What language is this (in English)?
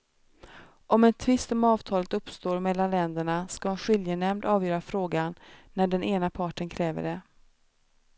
Swedish